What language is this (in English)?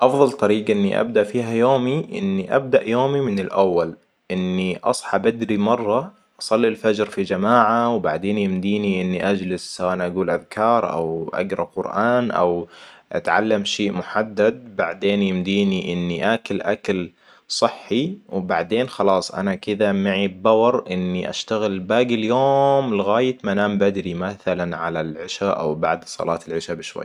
Hijazi Arabic